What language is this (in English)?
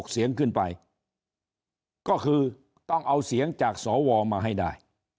Thai